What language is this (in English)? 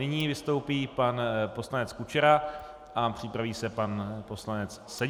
Czech